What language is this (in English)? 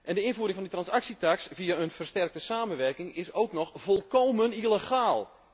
Dutch